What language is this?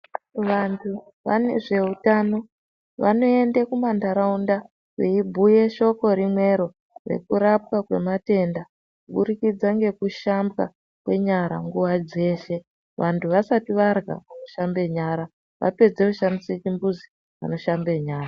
Ndau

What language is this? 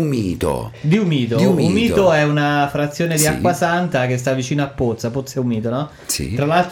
Italian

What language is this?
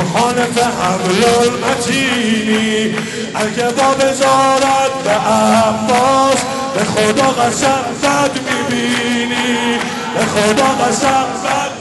Persian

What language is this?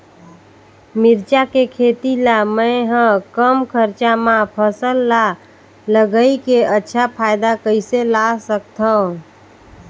Chhattisgarhi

